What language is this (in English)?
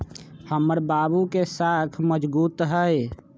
Magahi